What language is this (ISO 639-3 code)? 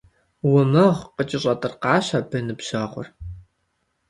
kbd